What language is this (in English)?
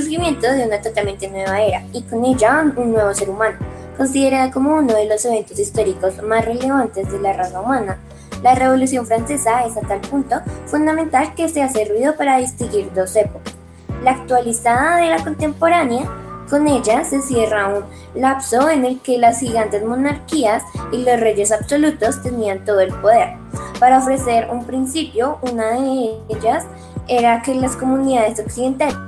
Spanish